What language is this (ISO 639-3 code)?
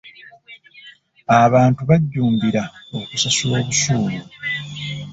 lug